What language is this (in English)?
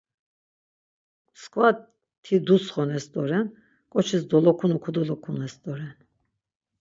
Laz